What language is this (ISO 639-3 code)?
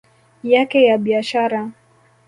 swa